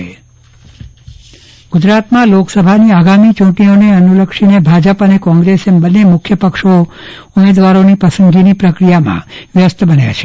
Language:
Gujarati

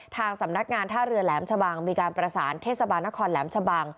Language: Thai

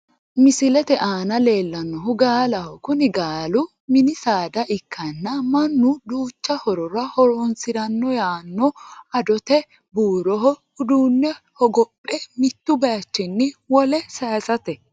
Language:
Sidamo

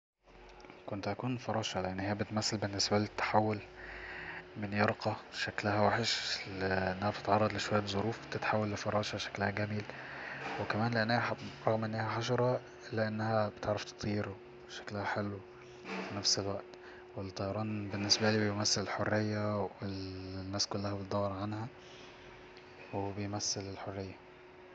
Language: Egyptian Arabic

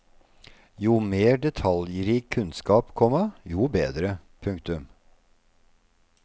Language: Norwegian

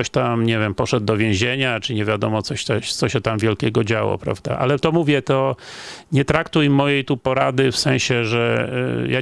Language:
Polish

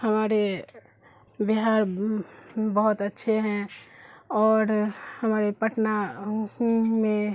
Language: Urdu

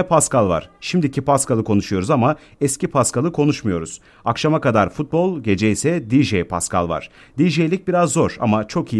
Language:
Turkish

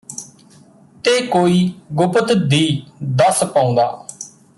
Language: Punjabi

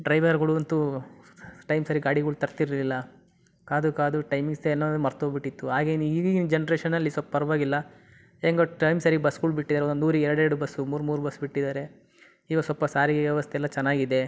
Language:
Kannada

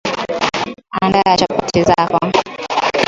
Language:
Swahili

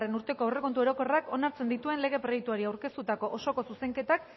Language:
Basque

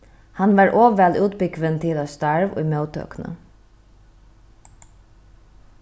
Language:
Faroese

